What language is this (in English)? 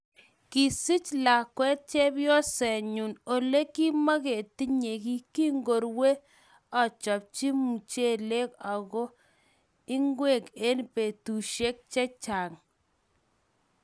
Kalenjin